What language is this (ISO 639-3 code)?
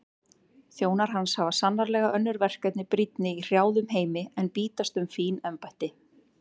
isl